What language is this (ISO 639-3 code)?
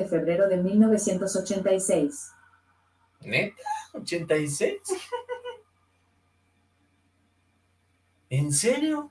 spa